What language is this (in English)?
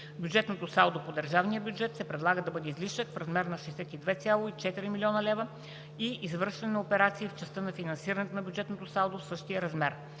Bulgarian